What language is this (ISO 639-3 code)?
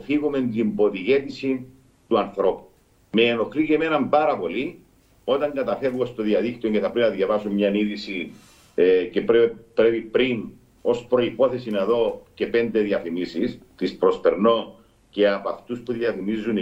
ell